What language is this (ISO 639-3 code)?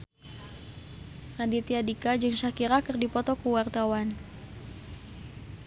sun